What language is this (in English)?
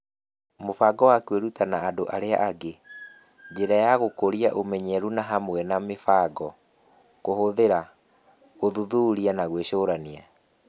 Kikuyu